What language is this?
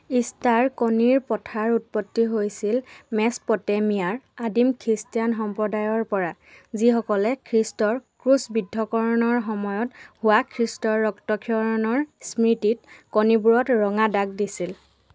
Assamese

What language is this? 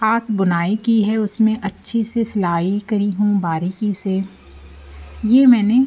Hindi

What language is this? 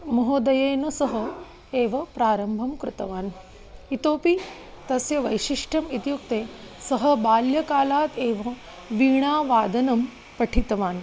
Sanskrit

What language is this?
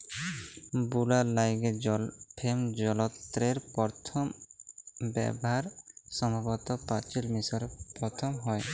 Bangla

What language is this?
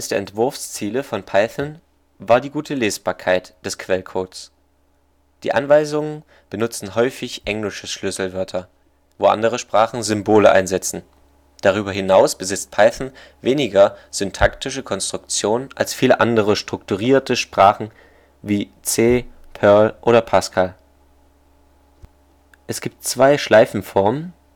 German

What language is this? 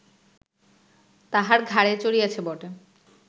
Bangla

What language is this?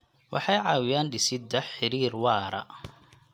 Somali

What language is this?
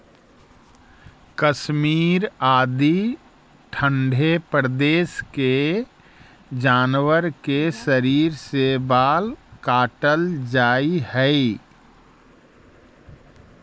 Magahi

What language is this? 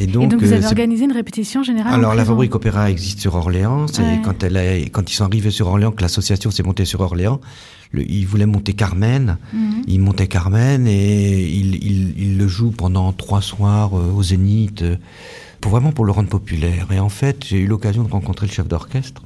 French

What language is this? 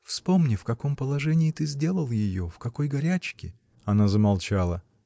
Russian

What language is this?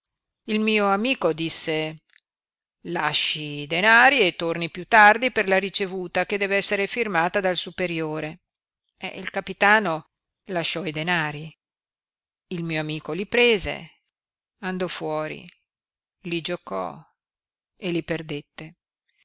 Italian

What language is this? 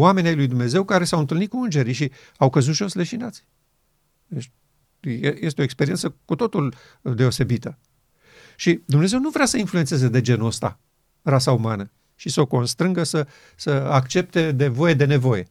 Romanian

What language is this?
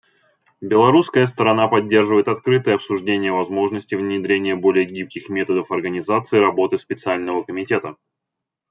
Russian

